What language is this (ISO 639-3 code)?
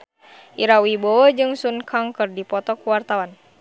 sun